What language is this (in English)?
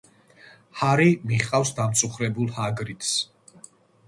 Georgian